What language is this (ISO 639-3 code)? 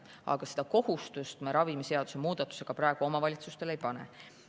est